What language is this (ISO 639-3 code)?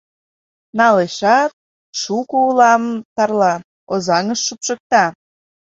chm